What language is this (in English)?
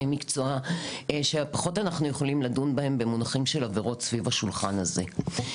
Hebrew